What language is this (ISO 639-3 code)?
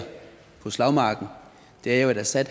dan